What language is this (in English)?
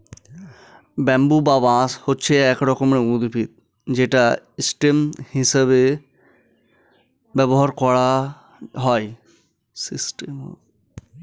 Bangla